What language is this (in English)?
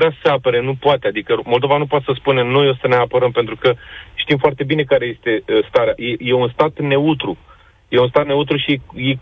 Romanian